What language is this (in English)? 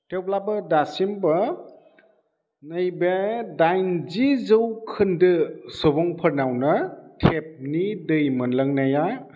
Bodo